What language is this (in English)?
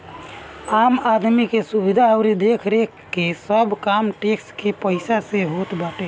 Bhojpuri